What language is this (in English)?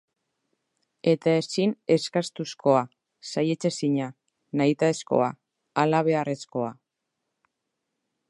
Basque